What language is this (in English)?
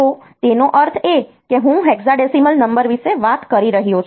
Gujarati